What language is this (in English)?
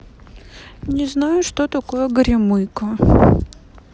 Russian